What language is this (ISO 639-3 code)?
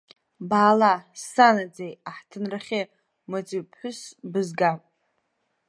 abk